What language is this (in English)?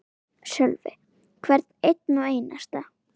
Icelandic